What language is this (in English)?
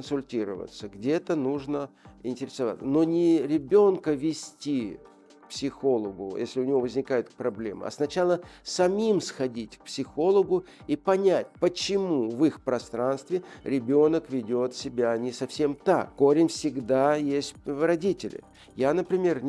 Russian